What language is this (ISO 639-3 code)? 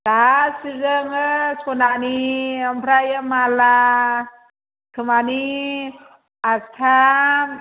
brx